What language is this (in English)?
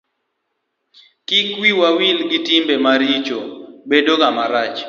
Luo (Kenya and Tanzania)